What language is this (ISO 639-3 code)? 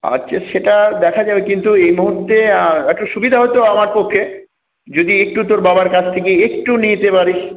ben